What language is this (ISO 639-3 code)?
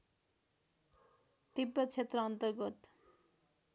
nep